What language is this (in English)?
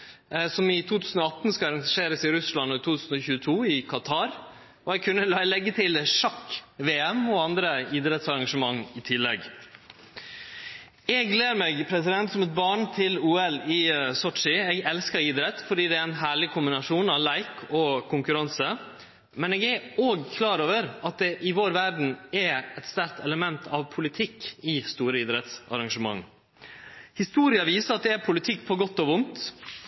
Norwegian Nynorsk